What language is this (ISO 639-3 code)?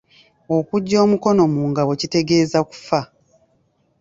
lug